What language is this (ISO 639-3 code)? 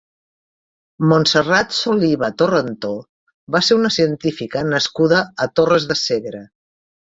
cat